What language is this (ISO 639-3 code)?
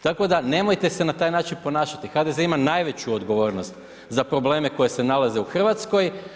hrv